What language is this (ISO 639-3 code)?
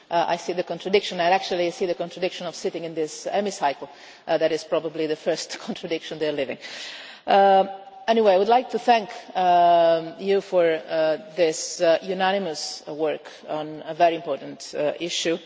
eng